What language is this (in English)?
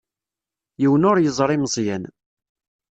Kabyle